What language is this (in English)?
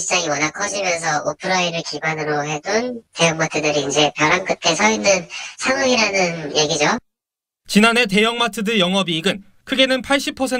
Korean